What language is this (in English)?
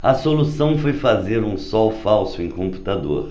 Portuguese